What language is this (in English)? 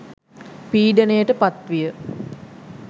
Sinhala